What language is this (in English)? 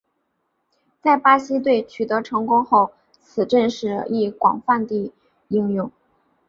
Chinese